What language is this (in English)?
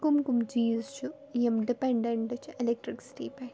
Kashmiri